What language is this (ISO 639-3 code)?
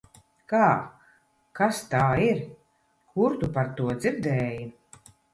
lav